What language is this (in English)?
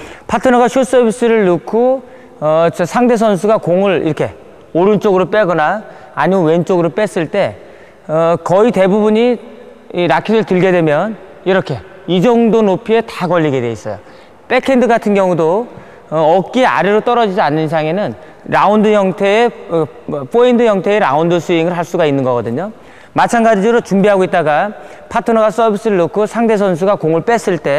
Korean